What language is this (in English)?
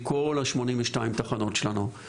Hebrew